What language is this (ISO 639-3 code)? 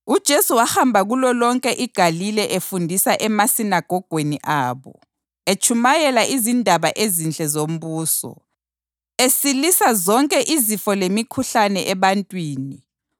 nde